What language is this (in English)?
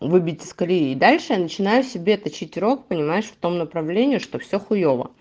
Russian